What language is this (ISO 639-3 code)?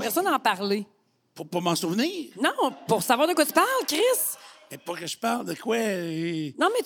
fra